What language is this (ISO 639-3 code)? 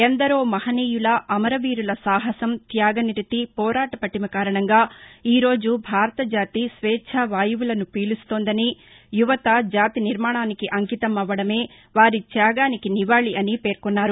tel